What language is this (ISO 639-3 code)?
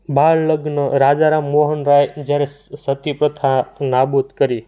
guj